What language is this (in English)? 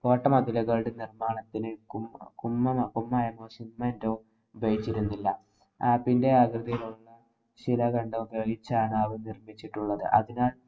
Malayalam